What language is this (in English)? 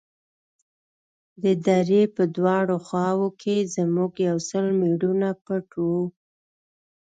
Pashto